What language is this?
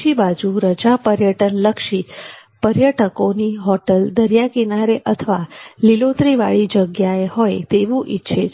Gujarati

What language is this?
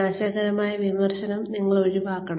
Malayalam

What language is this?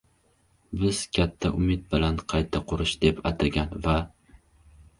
Uzbek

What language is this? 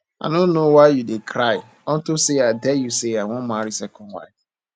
Nigerian Pidgin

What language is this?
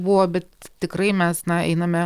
Lithuanian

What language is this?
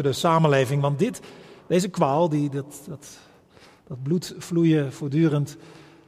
Dutch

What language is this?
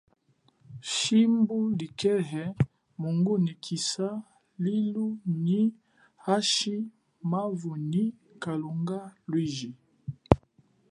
Chokwe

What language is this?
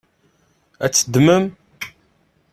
Kabyle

